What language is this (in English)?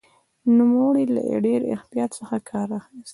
Pashto